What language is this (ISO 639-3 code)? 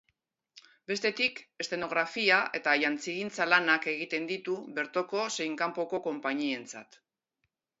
eus